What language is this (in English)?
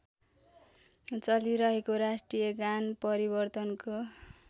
Nepali